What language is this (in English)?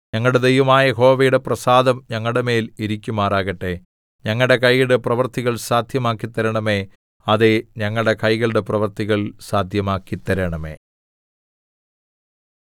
Malayalam